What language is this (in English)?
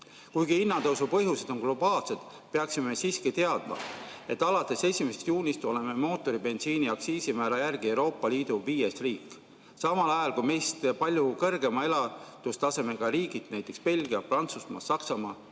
Estonian